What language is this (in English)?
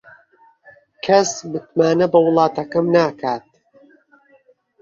Central Kurdish